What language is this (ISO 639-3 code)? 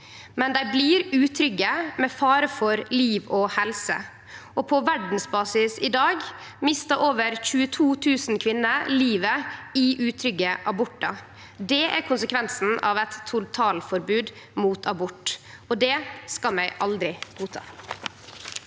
nor